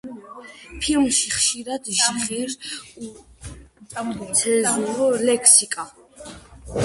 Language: Georgian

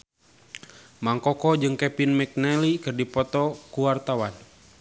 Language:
Sundanese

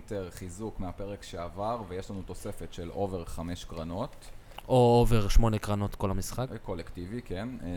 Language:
Hebrew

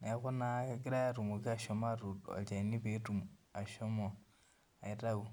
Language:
Masai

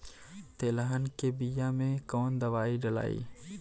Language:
Bhojpuri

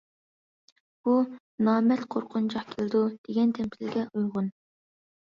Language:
Uyghur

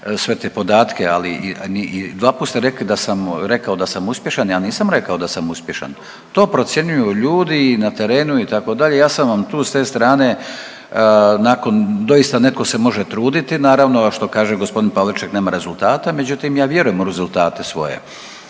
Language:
Croatian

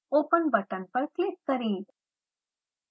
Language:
Hindi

